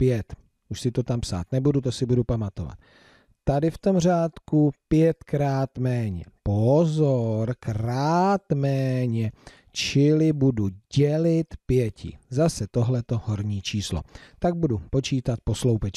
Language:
Czech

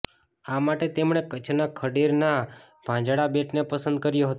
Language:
Gujarati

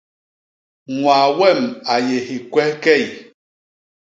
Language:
Basaa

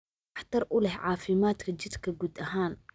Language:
Somali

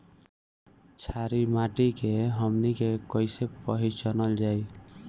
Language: Bhojpuri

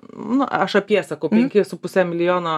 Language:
Lithuanian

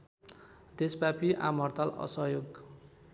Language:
Nepali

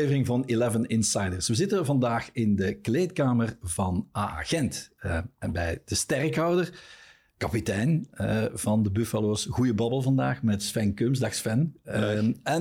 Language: Dutch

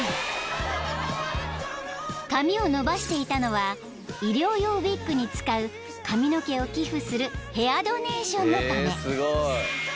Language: Japanese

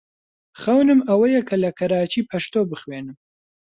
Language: Central Kurdish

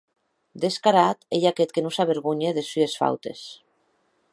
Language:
Occitan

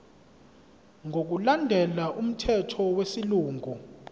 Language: Zulu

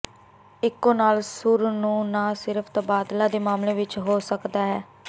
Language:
Punjabi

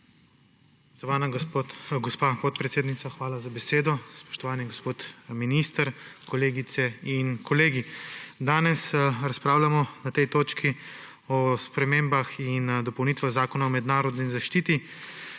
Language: Slovenian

